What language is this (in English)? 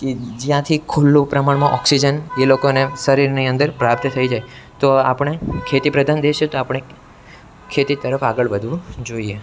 Gujarati